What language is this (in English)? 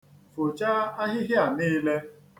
Igbo